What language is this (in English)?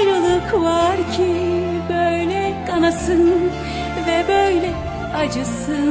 Turkish